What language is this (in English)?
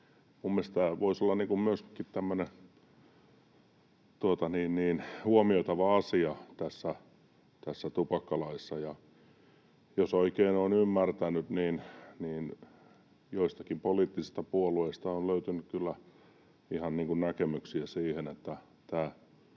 Finnish